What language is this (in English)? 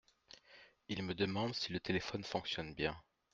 French